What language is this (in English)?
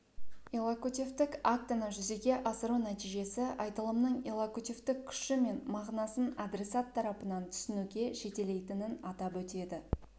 Kazakh